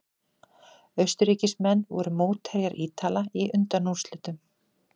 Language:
Icelandic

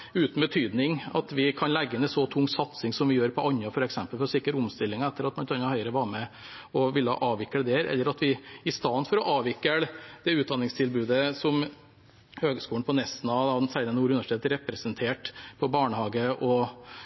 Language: Norwegian Bokmål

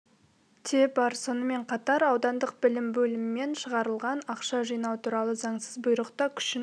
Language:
Kazakh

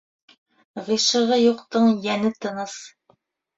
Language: Bashkir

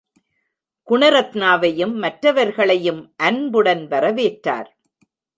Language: Tamil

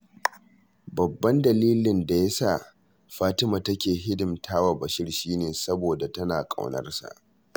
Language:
Hausa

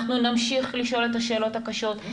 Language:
Hebrew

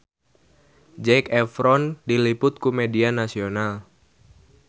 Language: Sundanese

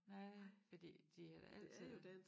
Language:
Danish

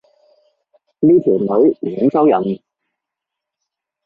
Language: Cantonese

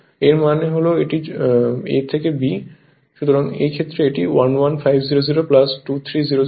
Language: Bangla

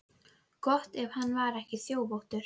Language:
Icelandic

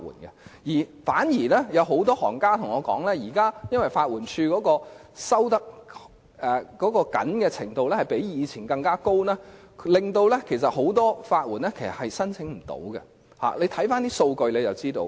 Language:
Cantonese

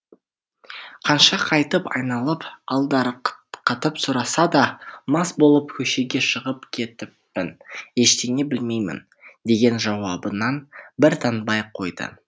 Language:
Kazakh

